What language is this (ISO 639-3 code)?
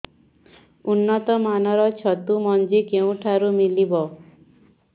ori